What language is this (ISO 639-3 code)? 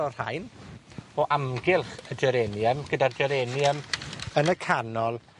cym